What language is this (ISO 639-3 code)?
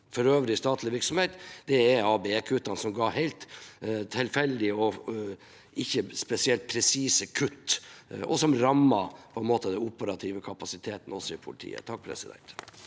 nor